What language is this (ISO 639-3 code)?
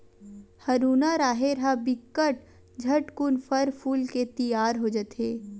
hne